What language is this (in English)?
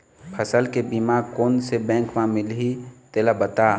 Chhattisgarhi